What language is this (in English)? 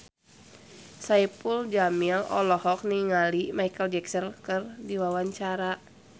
Sundanese